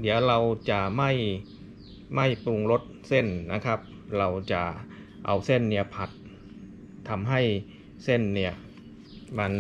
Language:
Thai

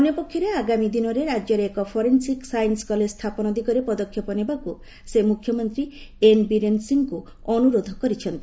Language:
Odia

